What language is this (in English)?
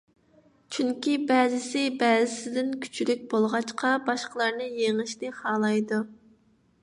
Uyghur